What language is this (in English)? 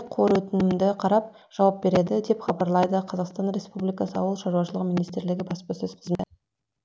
Kazakh